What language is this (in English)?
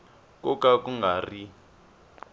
Tsonga